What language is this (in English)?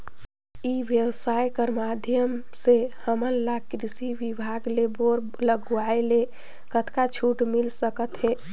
Chhattisgarhi